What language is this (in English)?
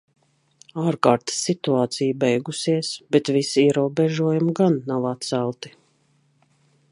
Latvian